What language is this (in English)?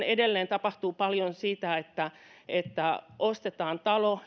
Finnish